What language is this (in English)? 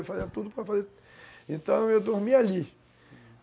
Portuguese